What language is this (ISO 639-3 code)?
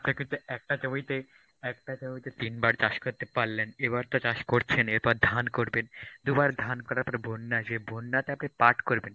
ben